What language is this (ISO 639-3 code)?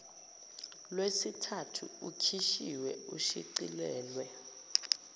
zul